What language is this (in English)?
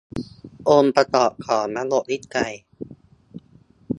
Thai